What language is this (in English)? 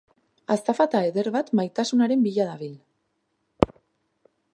Basque